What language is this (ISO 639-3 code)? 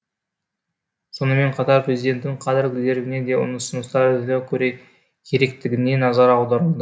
kaz